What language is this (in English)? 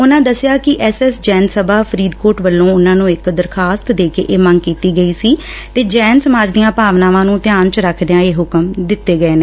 Punjabi